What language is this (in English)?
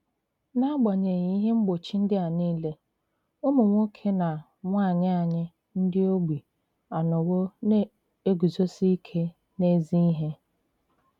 Igbo